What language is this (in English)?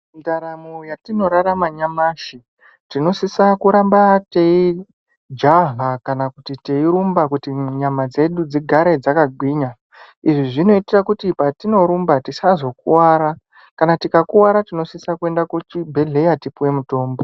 Ndau